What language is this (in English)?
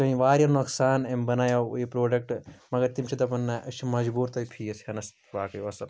Kashmiri